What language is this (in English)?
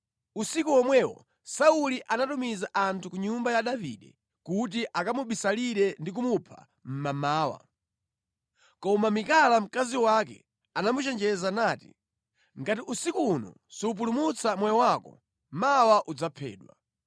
Nyanja